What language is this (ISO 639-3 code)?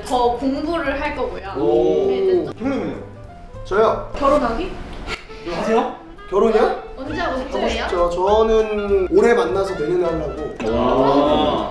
kor